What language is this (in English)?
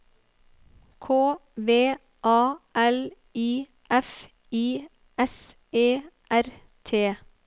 Norwegian